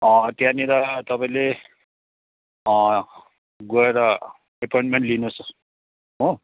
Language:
Nepali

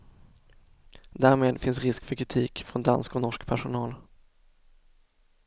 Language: Swedish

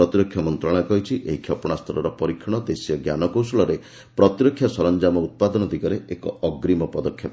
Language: Odia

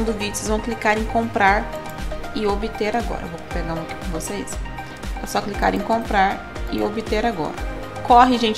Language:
Portuguese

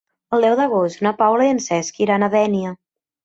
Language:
Catalan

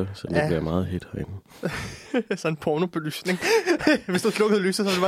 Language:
Danish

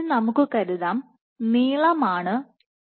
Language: Malayalam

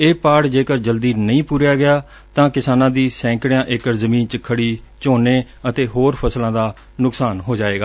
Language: Punjabi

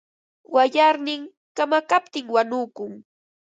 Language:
Ambo-Pasco Quechua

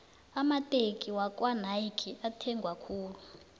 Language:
South Ndebele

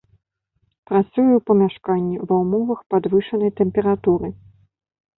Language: Belarusian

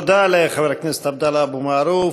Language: Hebrew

